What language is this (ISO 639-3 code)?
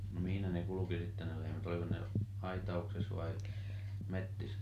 fin